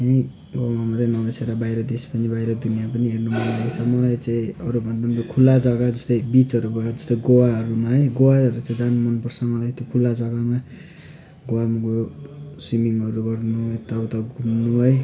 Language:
Nepali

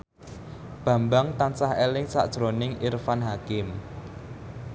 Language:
Javanese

